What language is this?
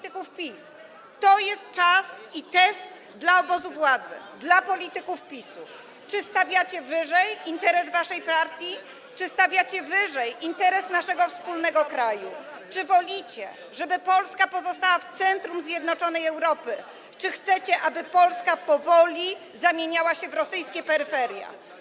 Polish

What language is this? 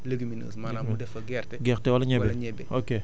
Wolof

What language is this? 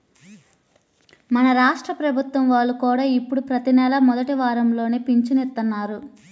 Telugu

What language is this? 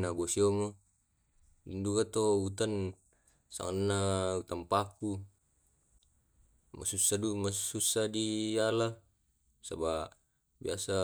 Tae'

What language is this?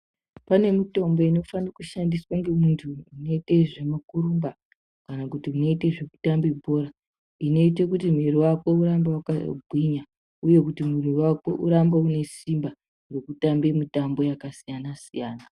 Ndau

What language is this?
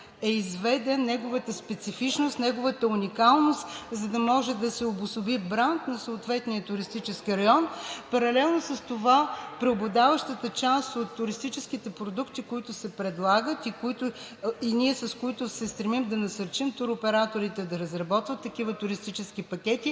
Bulgarian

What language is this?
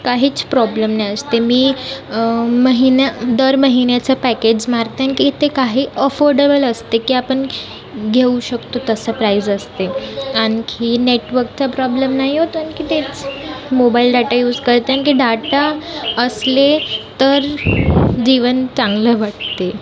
Marathi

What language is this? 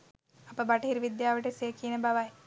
Sinhala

